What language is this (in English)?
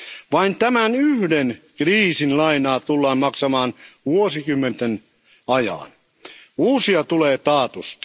Finnish